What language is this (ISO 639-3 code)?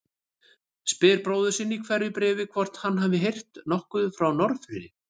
isl